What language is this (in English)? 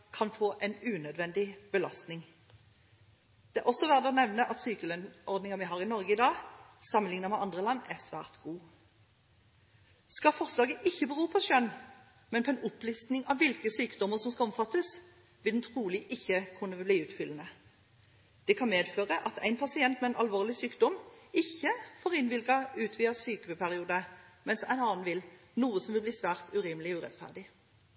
Norwegian Bokmål